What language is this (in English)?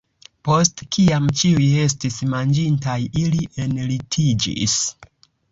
Esperanto